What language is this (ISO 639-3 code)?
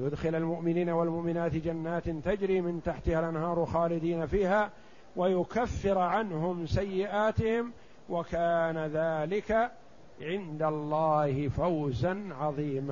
ara